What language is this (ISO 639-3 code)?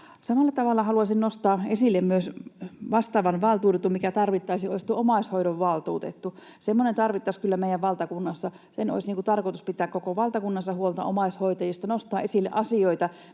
fin